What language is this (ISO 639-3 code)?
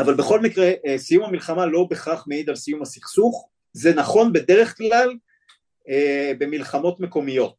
heb